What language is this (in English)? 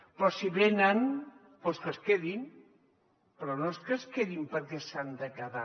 Catalan